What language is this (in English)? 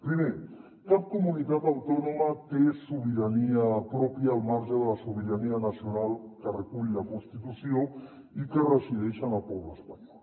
Catalan